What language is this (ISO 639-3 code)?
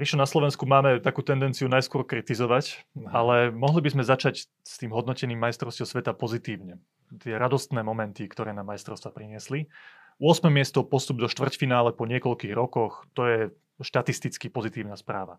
slk